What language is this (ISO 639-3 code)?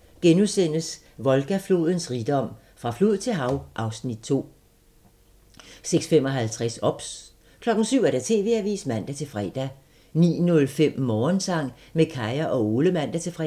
dan